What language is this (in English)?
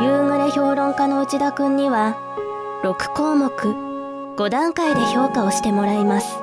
Japanese